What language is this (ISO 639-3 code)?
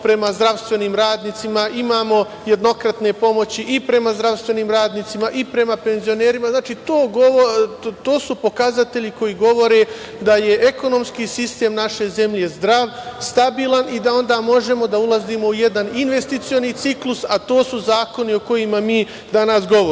srp